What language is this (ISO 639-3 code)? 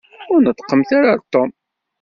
kab